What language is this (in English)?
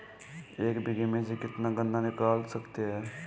Hindi